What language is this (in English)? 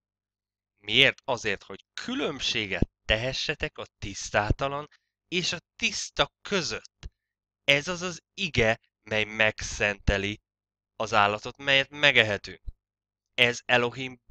Hungarian